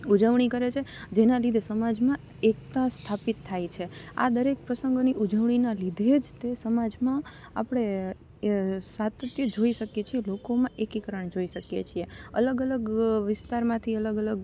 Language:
Gujarati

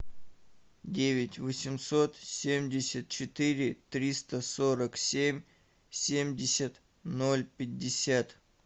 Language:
Russian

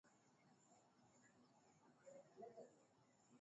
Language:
Swahili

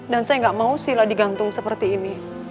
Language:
Indonesian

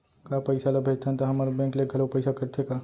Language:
Chhattisgarhi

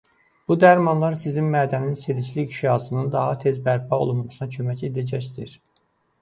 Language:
Azerbaijani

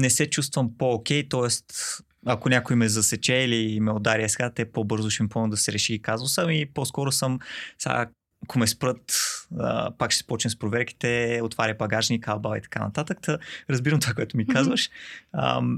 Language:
Bulgarian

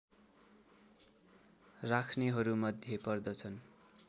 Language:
Nepali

